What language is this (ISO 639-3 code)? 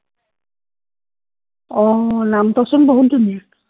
asm